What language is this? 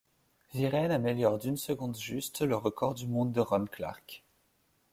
French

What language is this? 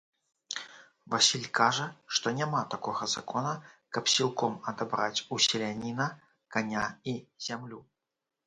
Belarusian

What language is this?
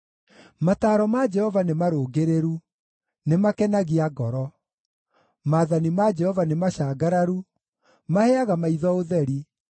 Kikuyu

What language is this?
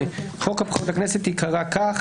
Hebrew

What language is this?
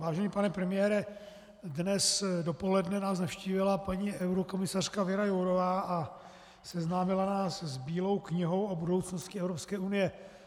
Czech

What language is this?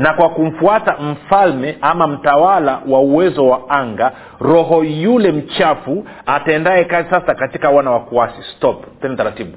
Swahili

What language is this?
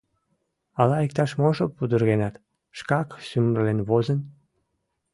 Mari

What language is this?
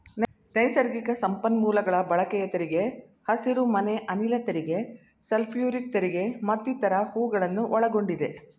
Kannada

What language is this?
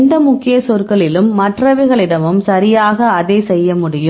Tamil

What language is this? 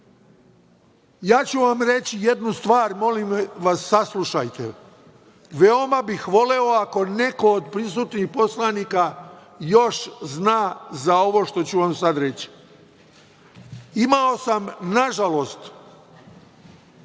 Serbian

